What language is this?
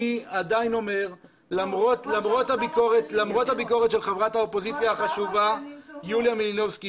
Hebrew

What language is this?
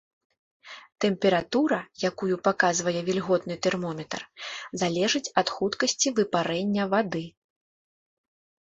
Belarusian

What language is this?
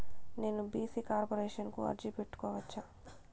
Telugu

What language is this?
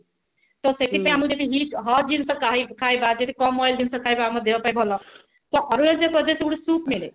Odia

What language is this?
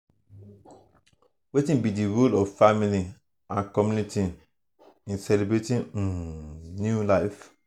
Nigerian Pidgin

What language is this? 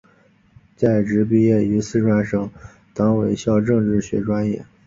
Chinese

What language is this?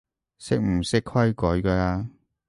Cantonese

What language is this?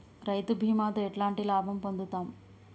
Telugu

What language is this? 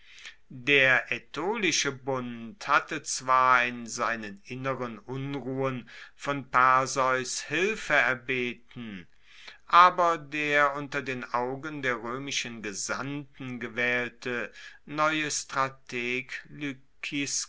German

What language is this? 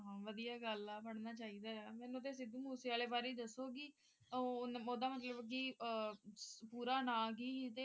Punjabi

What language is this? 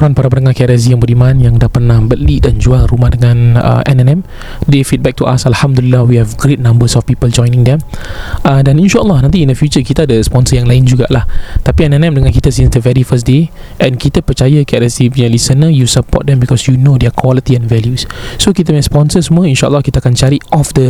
Malay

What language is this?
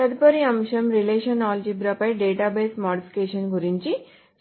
Telugu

